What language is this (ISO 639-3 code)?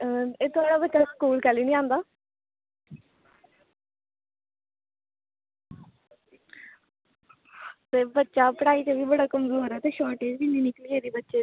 doi